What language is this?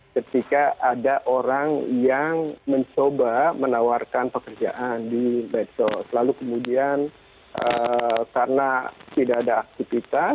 Indonesian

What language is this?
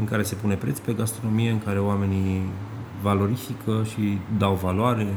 Romanian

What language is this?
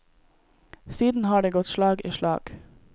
Norwegian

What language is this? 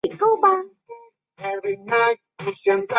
Chinese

